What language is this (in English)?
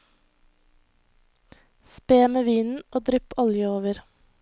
Norwegian